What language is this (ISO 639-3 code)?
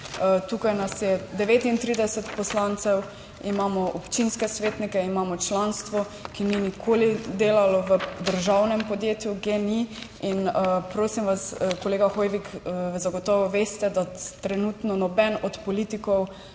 slv